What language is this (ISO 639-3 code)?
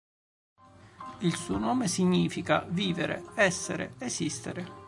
ita